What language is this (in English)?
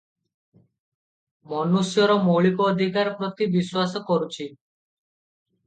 Odia